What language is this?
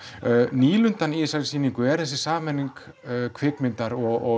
Icelandic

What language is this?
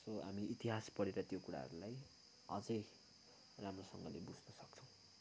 Nepali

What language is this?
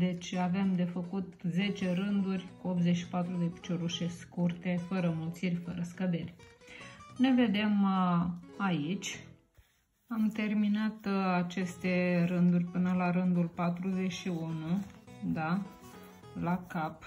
Romanian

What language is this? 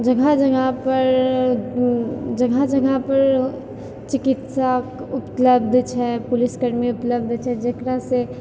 Maithili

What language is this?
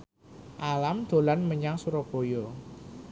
Javanese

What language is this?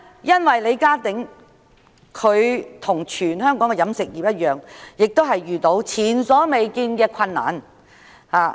Cantonese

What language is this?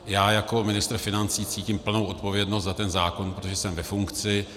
Czech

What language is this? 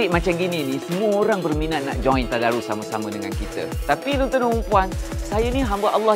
Malay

